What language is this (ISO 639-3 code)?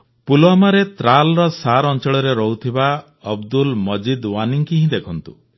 ori